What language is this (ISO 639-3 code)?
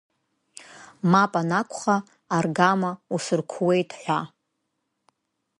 abk